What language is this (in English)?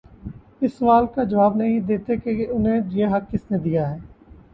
Urdu